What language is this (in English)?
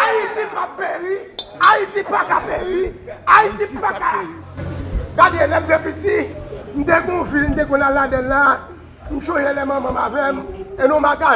French